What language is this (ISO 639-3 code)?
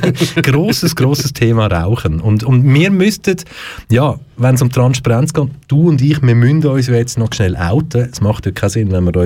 deu